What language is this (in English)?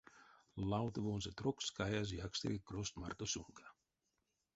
Erzya